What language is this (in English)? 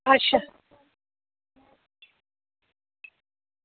Dogri